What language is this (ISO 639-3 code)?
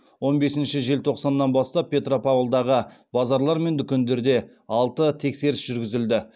kaz